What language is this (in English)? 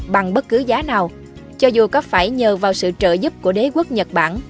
Vietnamese